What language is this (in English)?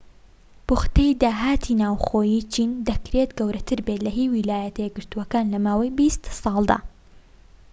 Central Kurdish